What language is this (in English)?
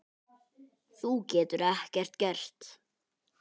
Icelandic